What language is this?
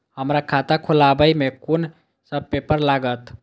Maithili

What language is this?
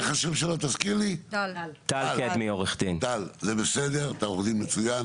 Hebrew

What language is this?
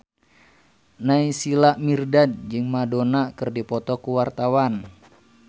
Sundanese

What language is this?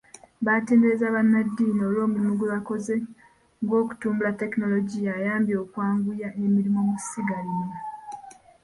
Ganda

